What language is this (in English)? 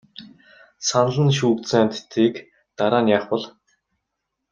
Mongolian